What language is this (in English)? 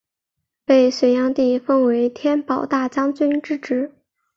Chinese